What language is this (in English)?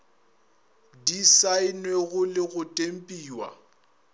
Northern Sotho